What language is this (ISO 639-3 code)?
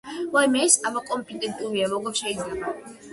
kat